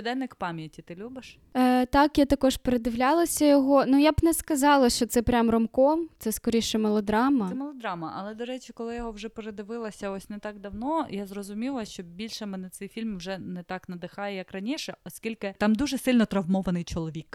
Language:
Ukrainian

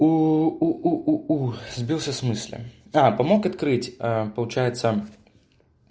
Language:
Russian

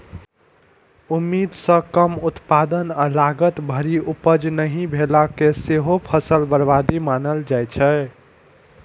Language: Maithili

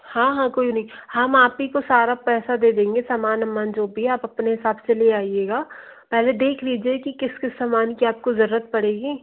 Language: Hindi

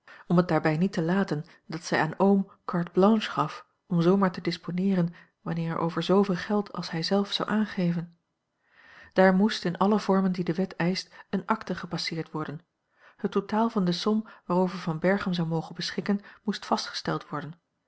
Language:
Dutch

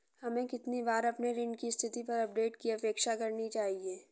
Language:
Hindi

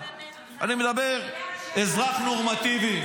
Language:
Hebrew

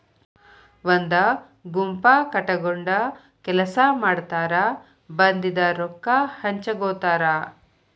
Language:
Kannada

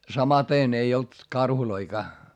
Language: Finnish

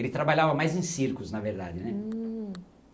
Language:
Portuguese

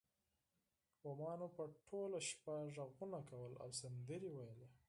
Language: Pashto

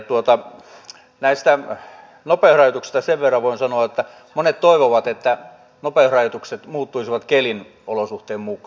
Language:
Finnish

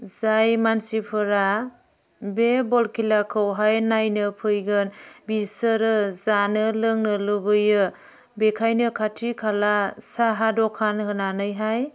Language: Bodo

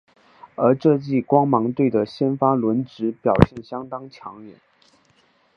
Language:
Chinese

